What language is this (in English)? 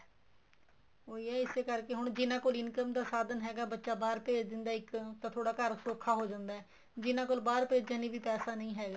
Punjabi